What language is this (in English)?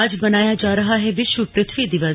Hindi